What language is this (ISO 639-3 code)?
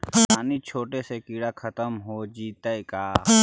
mag